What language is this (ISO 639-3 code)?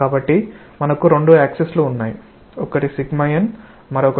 tel